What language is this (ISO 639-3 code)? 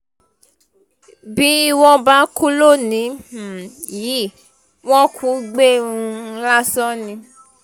yor